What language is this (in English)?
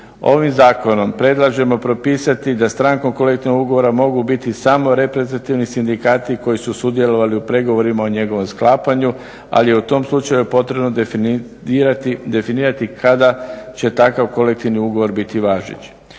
Croatian